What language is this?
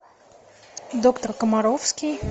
Russian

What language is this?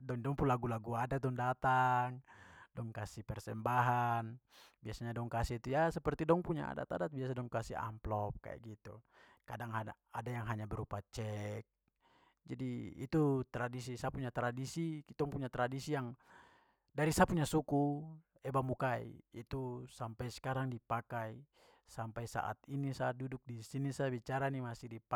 Papuan Malay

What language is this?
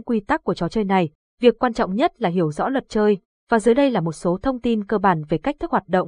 Vietnamese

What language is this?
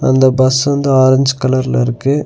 Tamil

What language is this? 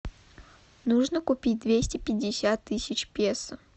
Russian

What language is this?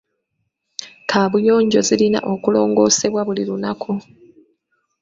Ganda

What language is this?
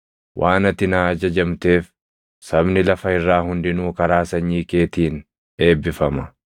Oromo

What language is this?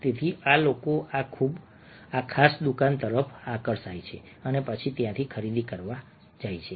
Gujarati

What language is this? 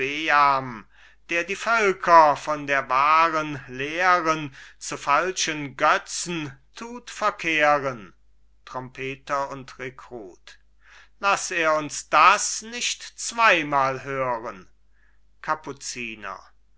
German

